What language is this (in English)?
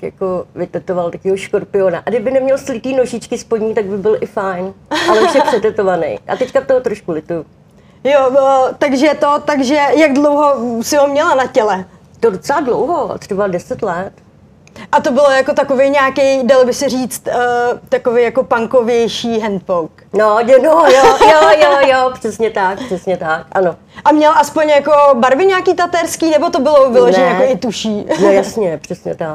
Czech